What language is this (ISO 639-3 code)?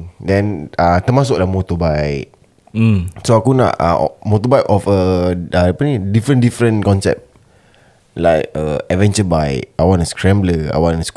msa